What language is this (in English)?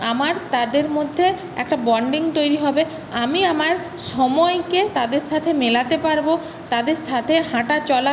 Bangla